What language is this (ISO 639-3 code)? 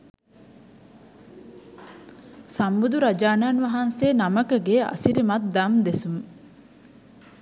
sin